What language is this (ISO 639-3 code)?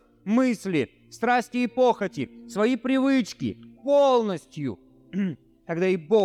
rus